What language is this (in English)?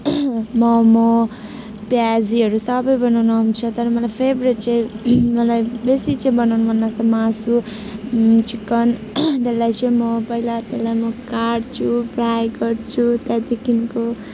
Nepali